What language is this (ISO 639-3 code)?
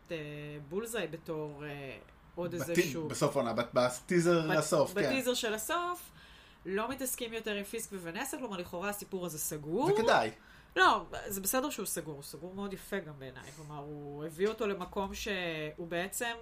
heb